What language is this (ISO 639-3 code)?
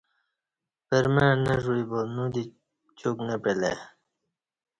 bsh